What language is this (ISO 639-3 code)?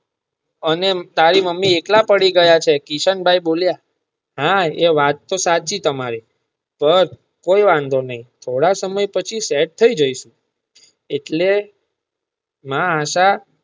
guj